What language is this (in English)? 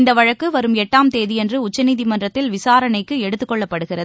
Tamil